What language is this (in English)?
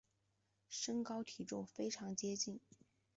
Chinese